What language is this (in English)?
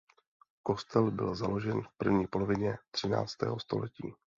Czech